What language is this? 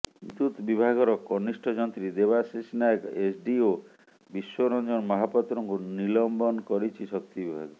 Odia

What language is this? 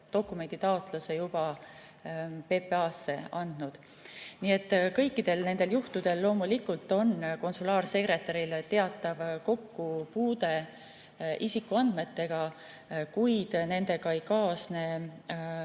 Estonian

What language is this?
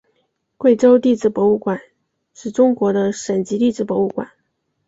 Chinese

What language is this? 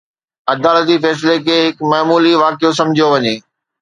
Sindhi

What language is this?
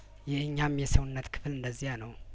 Amharic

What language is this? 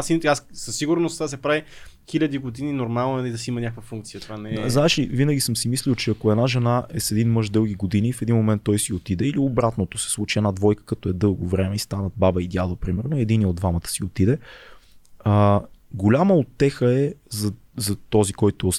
Bulgarian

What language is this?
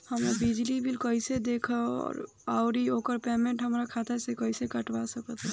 Bhojpuri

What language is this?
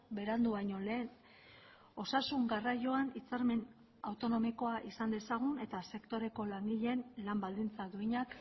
Basque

